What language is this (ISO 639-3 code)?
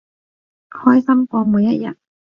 yue